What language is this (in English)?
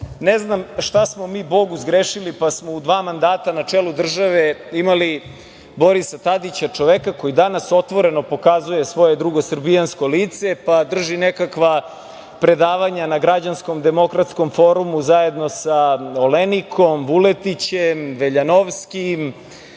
Serbian